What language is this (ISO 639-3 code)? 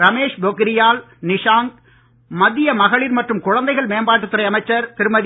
tam